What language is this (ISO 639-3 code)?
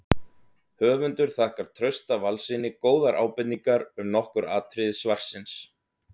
isl